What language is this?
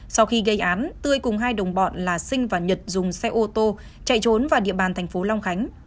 Vietnamese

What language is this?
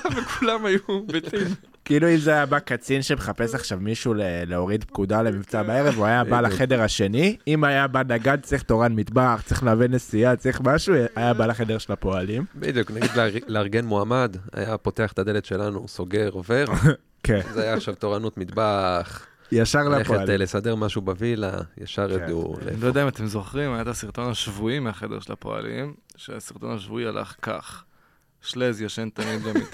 Hebrew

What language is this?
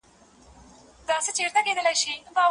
Pashto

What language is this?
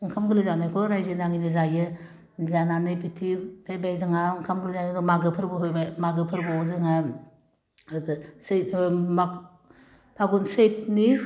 Bodo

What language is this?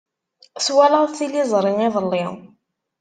Kabyle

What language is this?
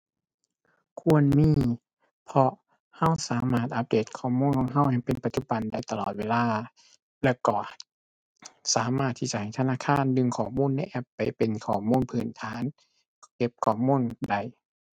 Thai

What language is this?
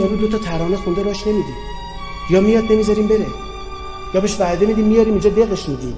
Persian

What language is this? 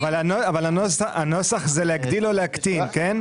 Hebrew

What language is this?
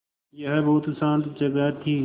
Hindi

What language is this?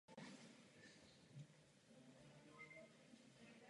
Czech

